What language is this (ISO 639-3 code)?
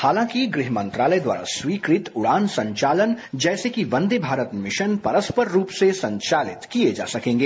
hin